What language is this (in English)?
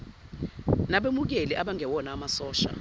Zulu